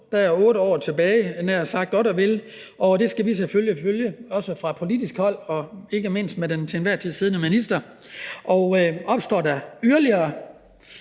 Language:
Danish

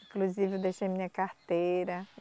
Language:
Portuguese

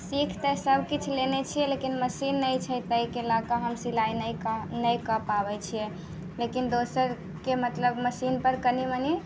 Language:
Maithili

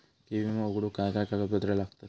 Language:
Marathi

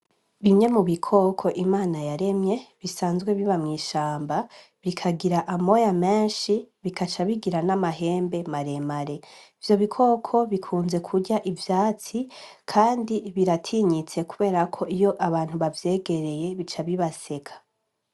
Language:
Rundi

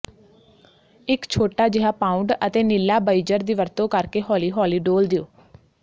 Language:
Punjabi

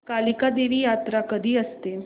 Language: Marathi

